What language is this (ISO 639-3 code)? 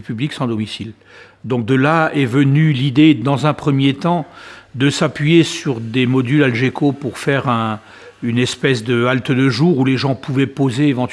fra